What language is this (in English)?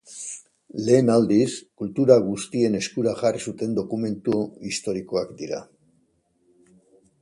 Basque